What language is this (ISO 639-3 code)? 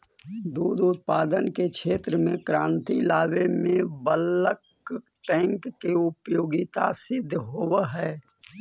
mag